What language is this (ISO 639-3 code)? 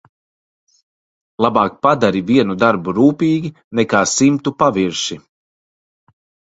lav